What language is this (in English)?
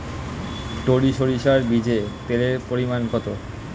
Bangla